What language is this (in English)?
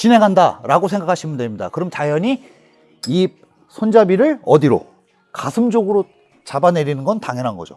Korean